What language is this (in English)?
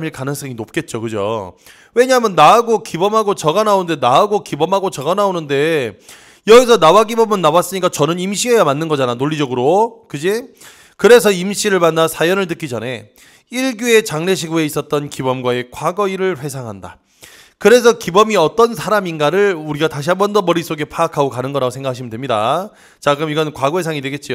Korean